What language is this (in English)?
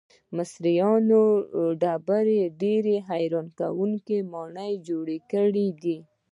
Pashto